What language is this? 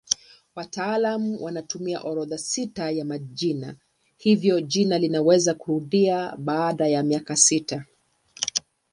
Swahili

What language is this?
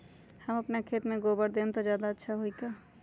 Magahi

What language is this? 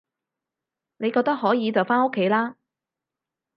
Cantonese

